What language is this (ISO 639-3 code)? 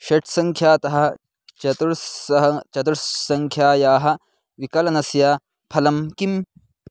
san